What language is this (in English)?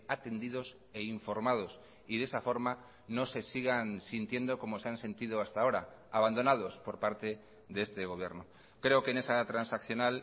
Spanish